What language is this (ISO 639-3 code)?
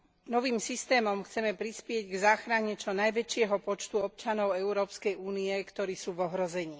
slk